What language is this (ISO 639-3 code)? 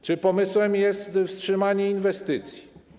pol